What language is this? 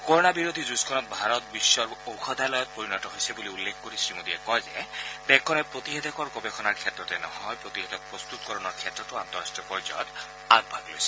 Assamese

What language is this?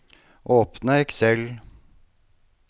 Norwegian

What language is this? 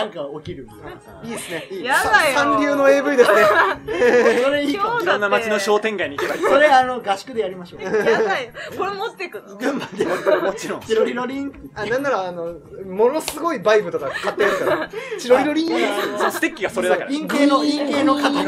Japanese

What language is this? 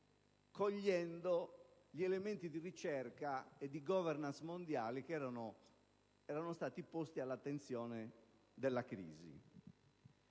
Italian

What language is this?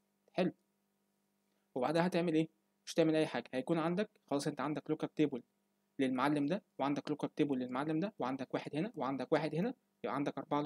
Arabic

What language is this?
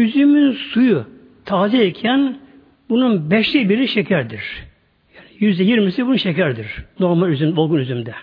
Turkish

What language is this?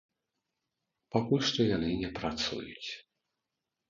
Belarusian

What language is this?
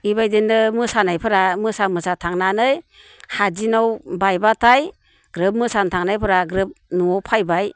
Bodo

